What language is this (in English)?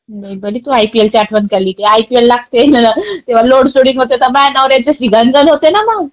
Marathi